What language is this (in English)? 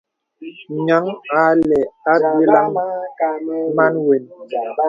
Bebele